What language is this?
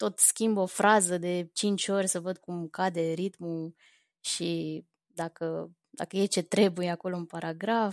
Romanian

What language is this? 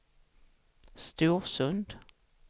Swedish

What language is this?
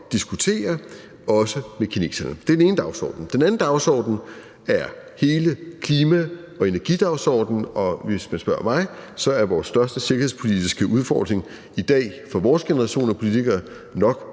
Danish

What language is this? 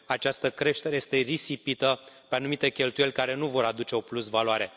Romanian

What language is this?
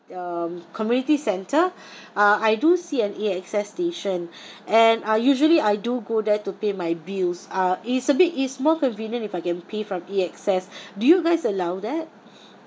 English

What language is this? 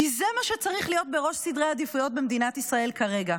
Hebrew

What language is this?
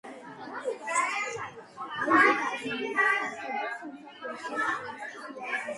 Georgian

